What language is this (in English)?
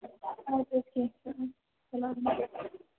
Kashmiri